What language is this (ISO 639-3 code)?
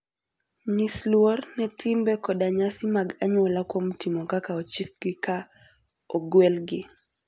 luo